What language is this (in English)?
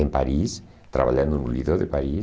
Portuguese